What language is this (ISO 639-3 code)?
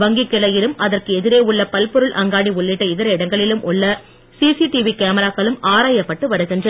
tam